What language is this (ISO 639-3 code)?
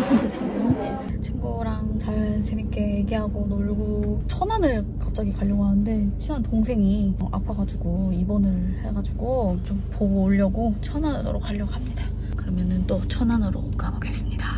kor